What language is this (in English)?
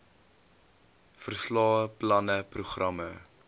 Afrikaans